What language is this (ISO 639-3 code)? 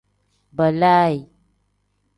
kdh